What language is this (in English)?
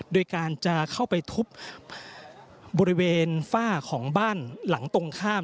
Thai